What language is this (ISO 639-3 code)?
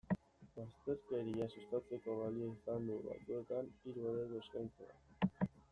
eus